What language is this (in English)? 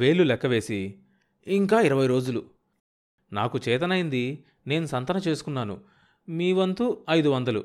Telugu